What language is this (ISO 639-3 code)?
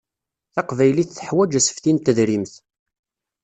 kab